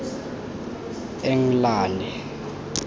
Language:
Tswana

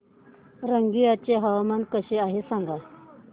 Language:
Marathi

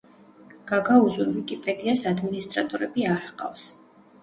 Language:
Georgian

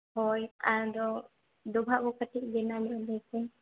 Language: Santali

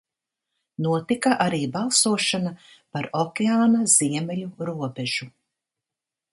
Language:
Latvian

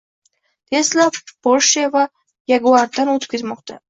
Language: Uzbek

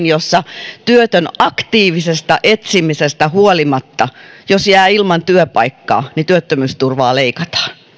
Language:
Finnish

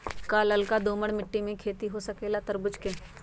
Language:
Magahi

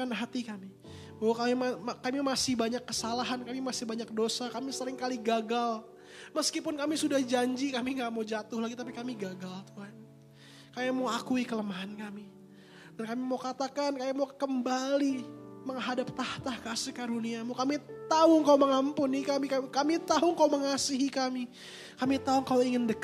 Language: Indonesian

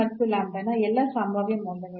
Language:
Kannada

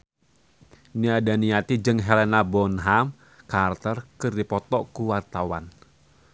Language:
Sundanese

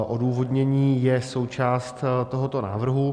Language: Czech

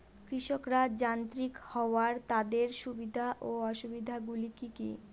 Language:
Bangla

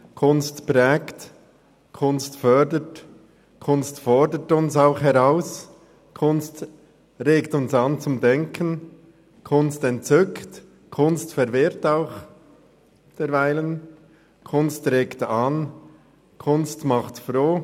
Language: Swiss German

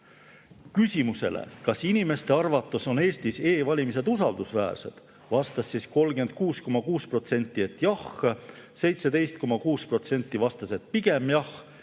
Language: Estonian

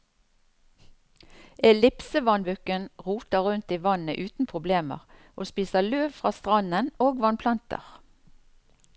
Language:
Norwegian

